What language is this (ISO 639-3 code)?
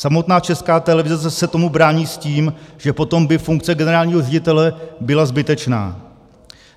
ces